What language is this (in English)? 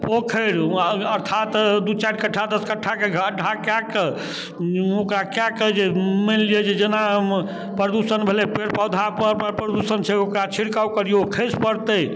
Maithili